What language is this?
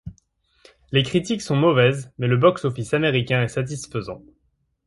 French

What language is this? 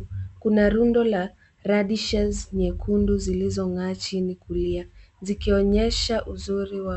Swahili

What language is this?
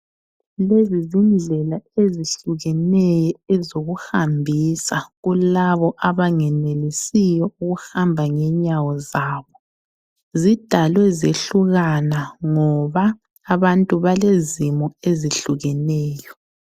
North Ndebele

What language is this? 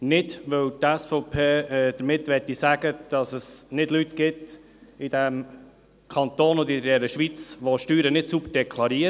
Swiss German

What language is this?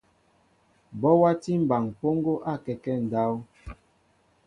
Mbo (Cameroon)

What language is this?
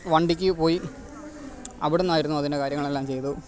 Malayalam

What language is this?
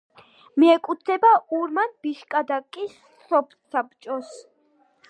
Georgian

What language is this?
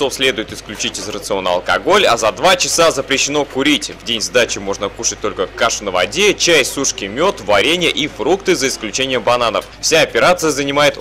Russian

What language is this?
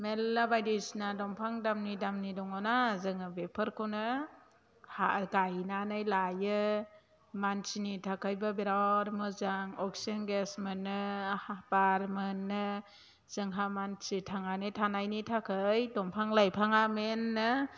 Bodo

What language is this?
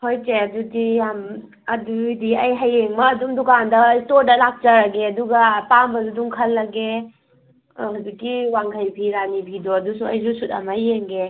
Manipuri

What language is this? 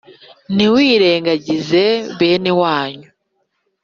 Kinyarwanda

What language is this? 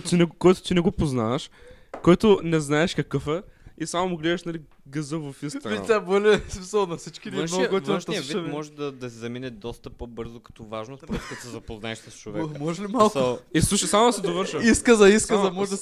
Bulgarian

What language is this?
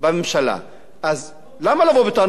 Hebrew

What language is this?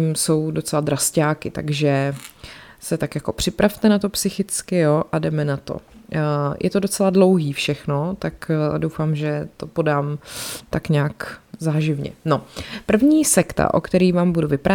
Czech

